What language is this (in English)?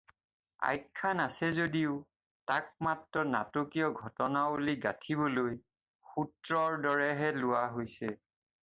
Assamese